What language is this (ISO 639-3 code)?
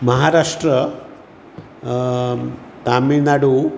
kok